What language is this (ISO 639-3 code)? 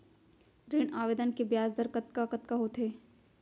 hne